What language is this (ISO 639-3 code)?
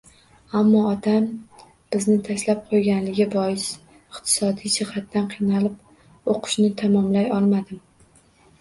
uzb